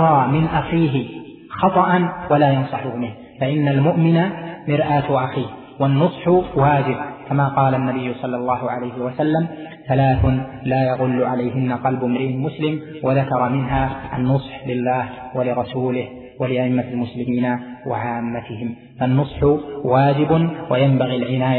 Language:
Arabic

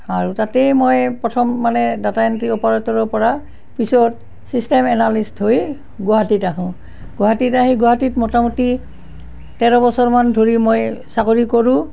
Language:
Assamese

